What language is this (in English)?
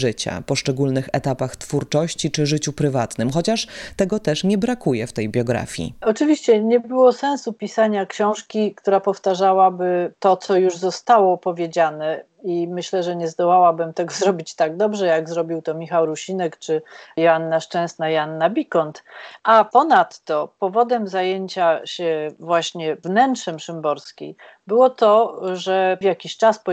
Polish